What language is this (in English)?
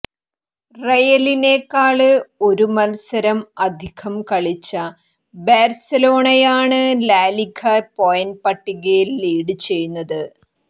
Malayalam